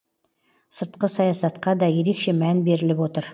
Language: Kazakh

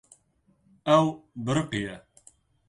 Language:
Kurdish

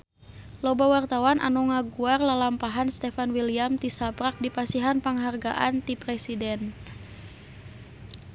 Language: Sundanese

